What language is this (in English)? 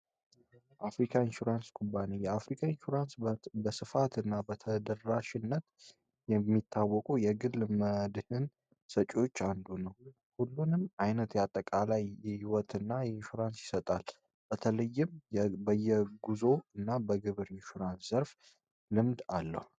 Amharic